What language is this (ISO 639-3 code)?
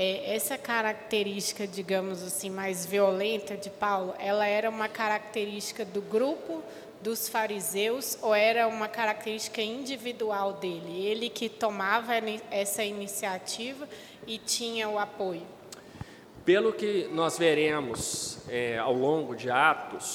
por